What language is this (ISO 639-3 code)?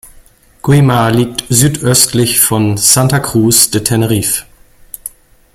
deu